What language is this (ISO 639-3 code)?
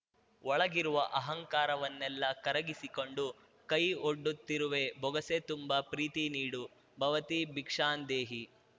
kan